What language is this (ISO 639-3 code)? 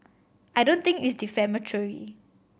eng